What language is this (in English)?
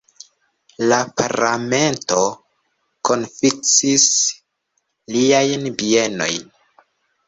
Esperanto